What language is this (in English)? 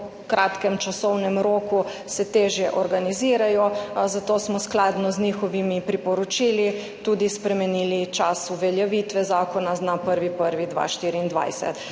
Slovenian